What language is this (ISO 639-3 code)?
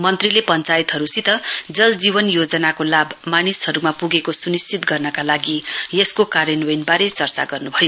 nep